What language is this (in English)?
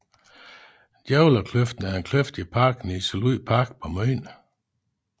Danish